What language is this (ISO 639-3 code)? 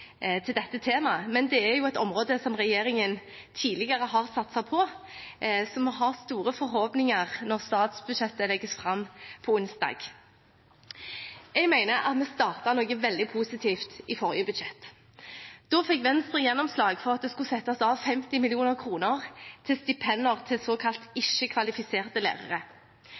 nob